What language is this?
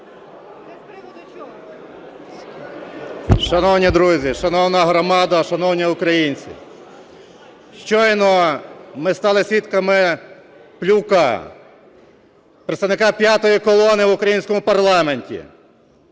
Ukrainian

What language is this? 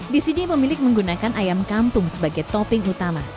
Indonesian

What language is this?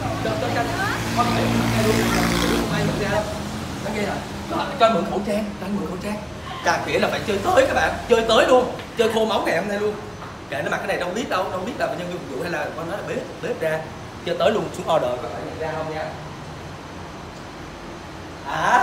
Vietnamese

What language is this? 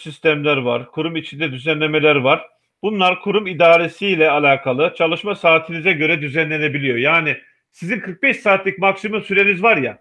Turkish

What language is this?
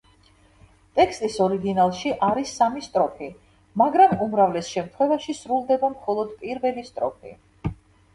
Georgian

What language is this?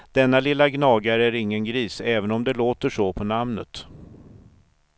Swedish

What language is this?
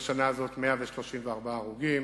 Hebrew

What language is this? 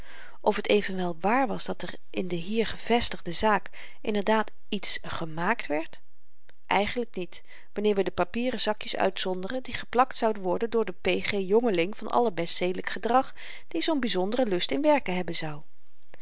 Dutch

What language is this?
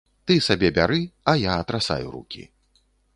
Belarusian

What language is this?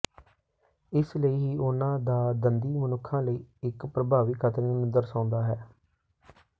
Punjabi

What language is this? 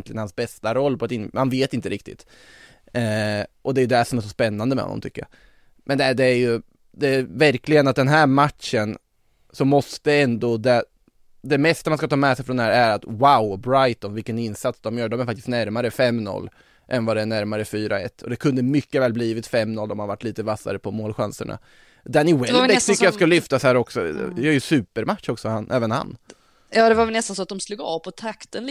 Swedish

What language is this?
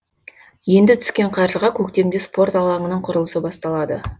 Kazakh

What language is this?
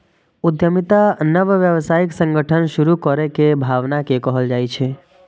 Maithili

